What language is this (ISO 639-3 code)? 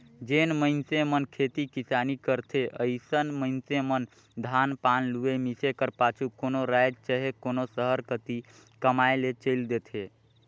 hne